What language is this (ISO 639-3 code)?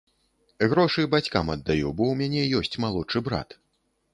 bel